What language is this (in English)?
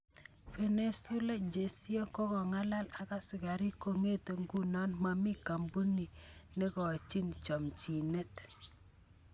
Kalenjin